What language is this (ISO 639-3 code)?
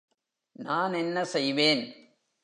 tam